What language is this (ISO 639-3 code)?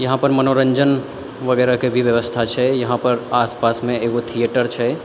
mai